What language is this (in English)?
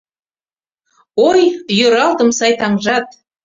Mari